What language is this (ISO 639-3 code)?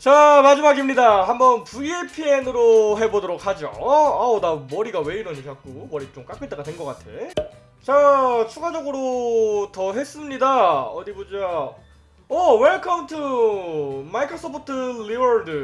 kor